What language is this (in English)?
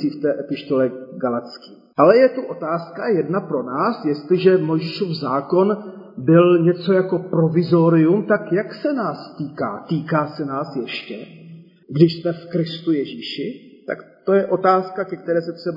Czech